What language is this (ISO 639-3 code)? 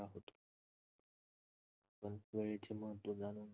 mar